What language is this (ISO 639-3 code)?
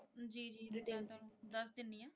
pan